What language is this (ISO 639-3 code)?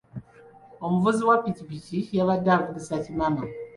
lug